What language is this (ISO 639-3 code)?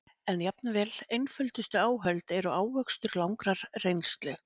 isl